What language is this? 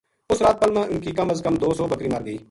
Gujari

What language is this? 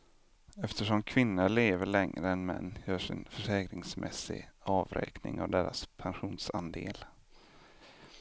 Swedish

